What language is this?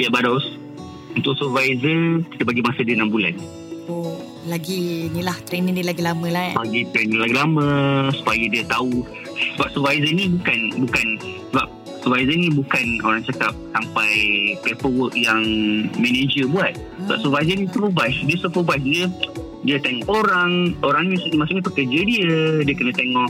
Malay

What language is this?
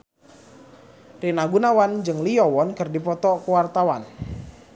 Sundanese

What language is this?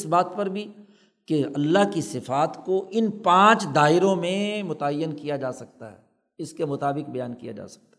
Urdu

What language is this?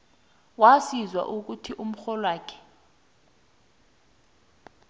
South Ndebele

